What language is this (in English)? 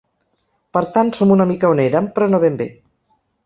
Catalan